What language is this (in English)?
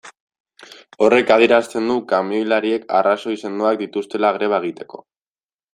Basque